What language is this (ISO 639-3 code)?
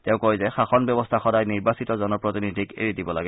asm